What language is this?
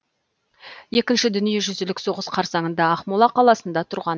Kazakh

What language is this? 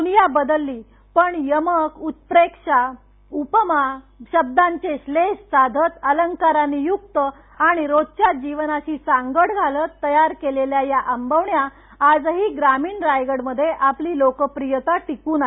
Marathi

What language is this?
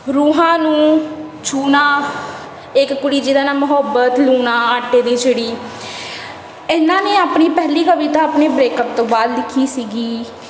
Punjabi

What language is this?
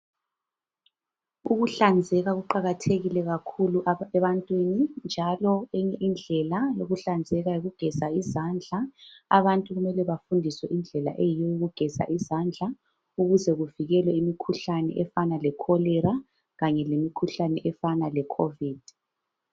North Ndebele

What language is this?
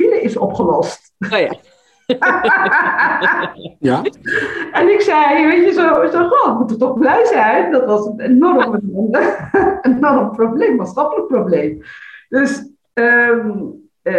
Dutch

